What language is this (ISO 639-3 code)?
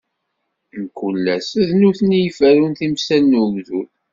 kab